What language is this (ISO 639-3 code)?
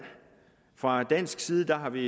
dan